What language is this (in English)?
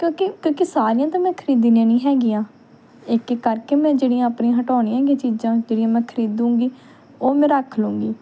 Punjabi